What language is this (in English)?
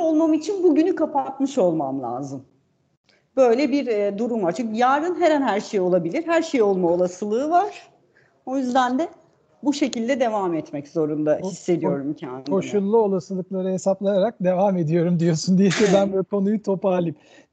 Turkish